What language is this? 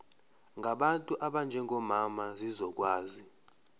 Zulu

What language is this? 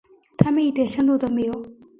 Chinese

